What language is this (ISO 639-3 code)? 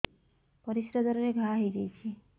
ori